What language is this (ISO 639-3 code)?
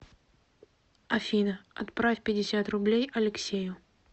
rus